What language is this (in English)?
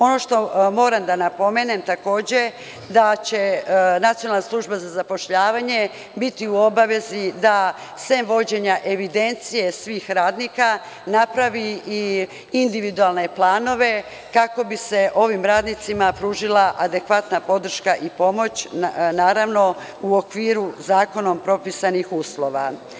Serbian